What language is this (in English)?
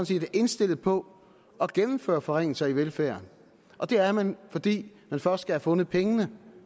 Danish